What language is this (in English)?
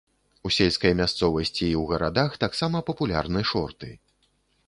Belarusian